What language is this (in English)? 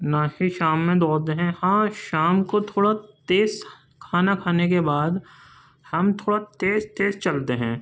Urdu